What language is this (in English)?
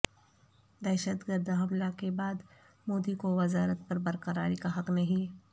Urdu